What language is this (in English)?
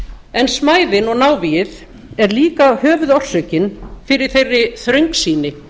Icelandic